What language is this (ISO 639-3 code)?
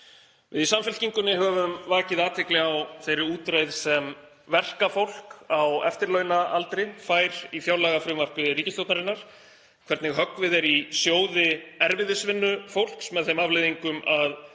isl